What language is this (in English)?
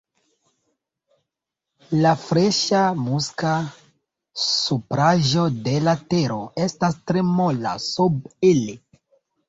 Esperanto